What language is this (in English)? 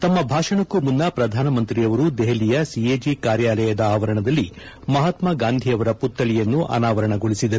Kannada